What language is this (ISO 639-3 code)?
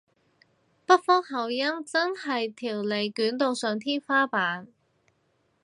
yue